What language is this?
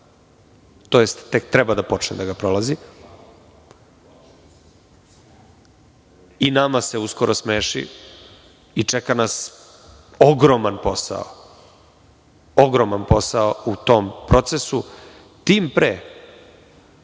Serbian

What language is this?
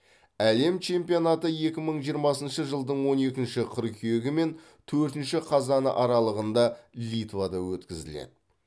Kazakh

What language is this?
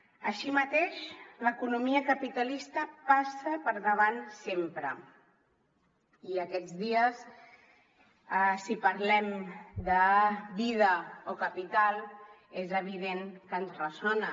Catalan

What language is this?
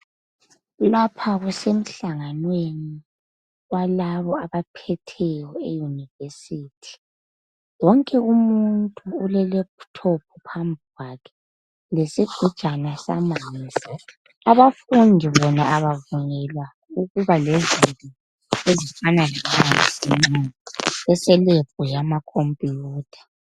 North Ndebele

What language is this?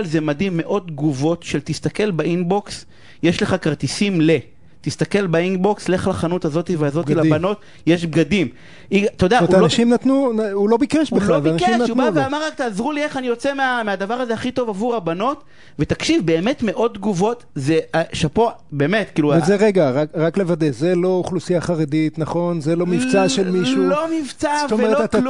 Hebrew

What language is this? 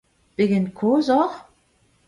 Breton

